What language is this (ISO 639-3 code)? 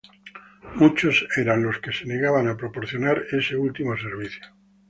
spa